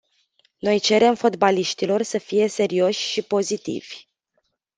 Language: Romanian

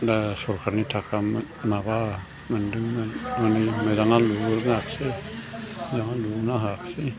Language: Bodo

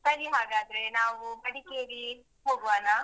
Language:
Kannada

